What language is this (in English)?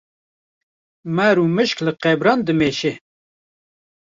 Kurdish